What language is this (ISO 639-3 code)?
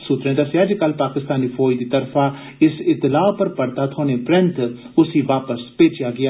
doi